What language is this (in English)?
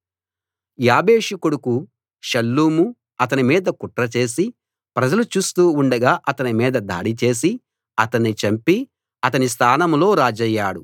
Telugu